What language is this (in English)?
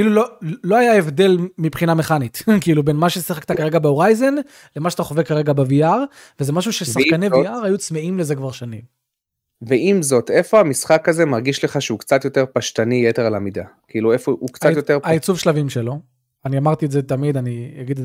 Hebrew